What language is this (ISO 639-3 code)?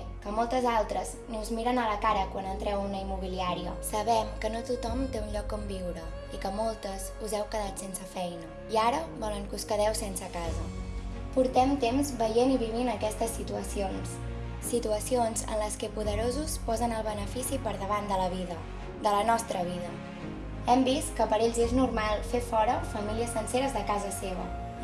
cat